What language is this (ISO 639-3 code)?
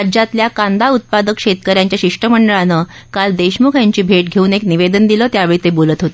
mar